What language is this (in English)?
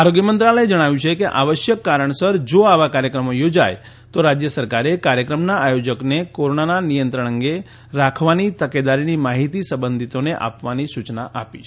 Gujarati